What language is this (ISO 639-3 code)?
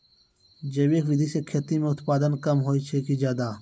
mai